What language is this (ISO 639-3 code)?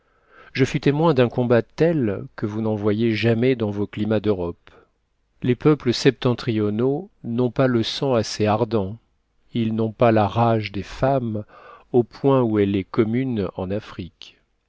fra